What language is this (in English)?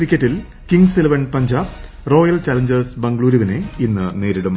Malayalam